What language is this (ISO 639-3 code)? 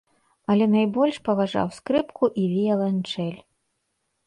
bel